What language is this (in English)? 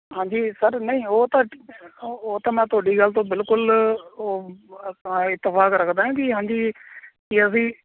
Punjabi